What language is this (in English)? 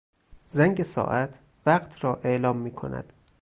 Persian